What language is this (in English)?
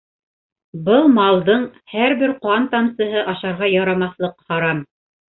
Bashkir